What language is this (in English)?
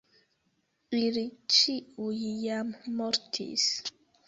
Esperanto